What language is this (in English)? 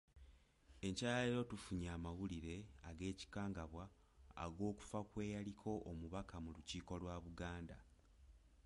Ganda